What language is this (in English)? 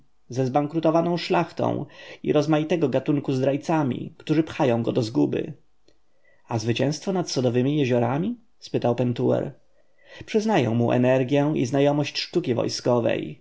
Polish